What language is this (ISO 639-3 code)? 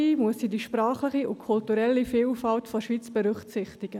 gsw